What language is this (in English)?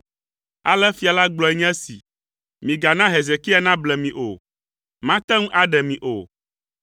Ewe